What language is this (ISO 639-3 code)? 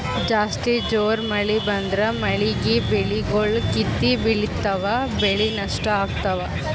kan